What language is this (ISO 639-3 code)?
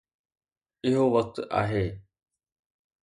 snd